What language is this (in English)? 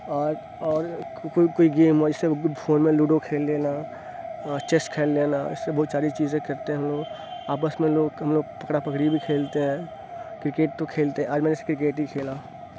Urdu